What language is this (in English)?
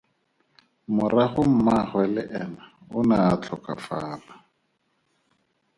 Tswana